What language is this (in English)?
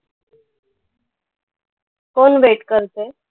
Marathi